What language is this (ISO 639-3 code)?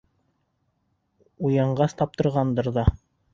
bak